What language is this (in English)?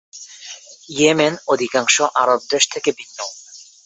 Bangla